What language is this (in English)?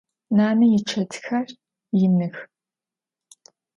Adyghe